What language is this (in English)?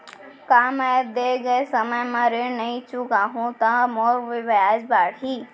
Chhattisgarhi